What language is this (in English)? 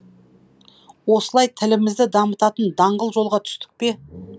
Kazakh